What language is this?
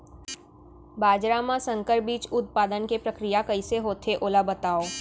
Chhattisgarhi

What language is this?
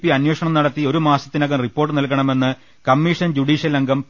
Malayalam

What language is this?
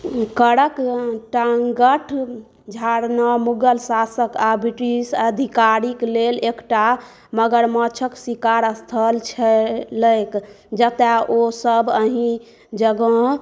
Maithili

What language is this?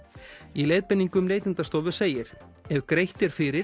Icelandic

